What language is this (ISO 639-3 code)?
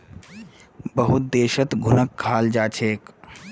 mag